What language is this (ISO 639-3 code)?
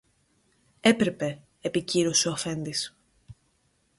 ell